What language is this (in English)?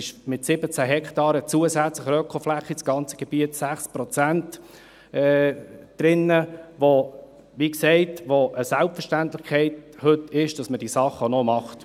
Swiss German